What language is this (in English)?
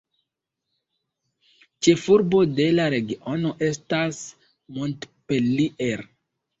Esperanto